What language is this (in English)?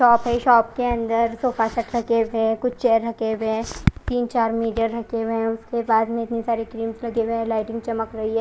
Hindi